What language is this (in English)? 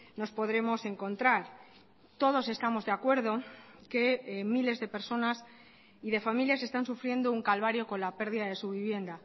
Spanish